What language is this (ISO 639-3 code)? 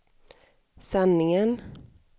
swe